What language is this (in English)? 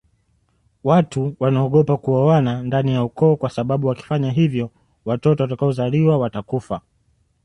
Swahili